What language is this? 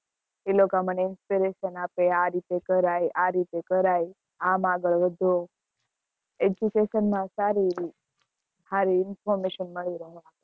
Gujarati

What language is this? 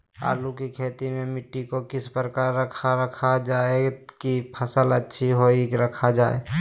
Magahi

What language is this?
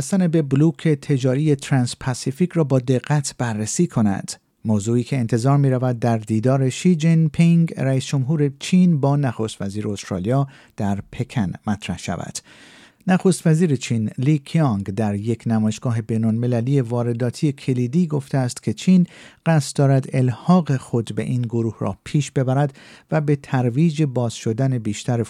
Persian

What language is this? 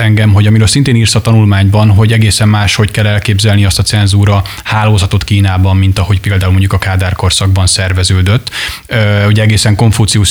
Hungarian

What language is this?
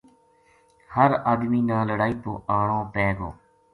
Gujari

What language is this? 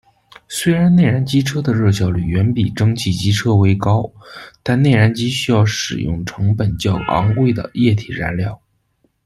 Chinese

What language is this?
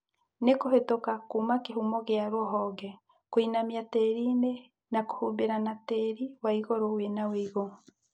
Kikuyu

